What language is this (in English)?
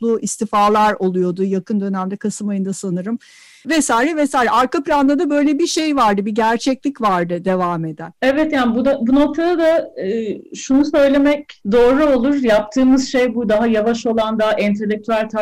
Turkish